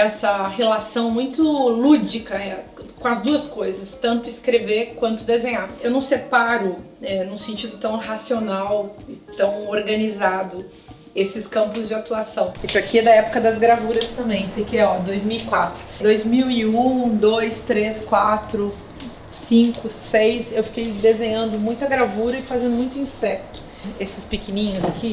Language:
Portuguese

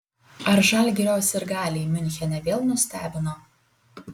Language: Lithuanian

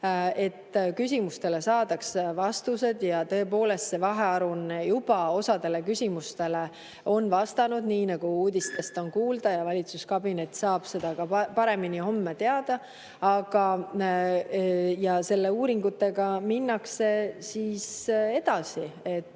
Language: Estonian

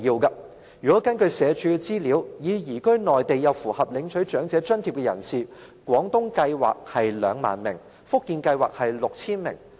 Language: Cantonese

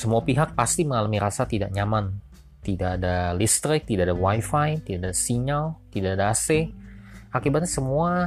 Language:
Indonesian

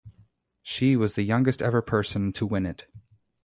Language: English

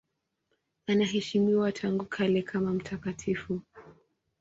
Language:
Swahili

